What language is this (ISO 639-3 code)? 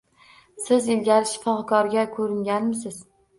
uzb